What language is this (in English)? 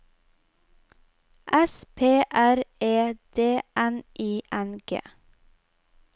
Norwegian